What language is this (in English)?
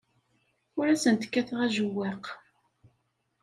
Kabyle